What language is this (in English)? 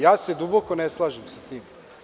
Serbian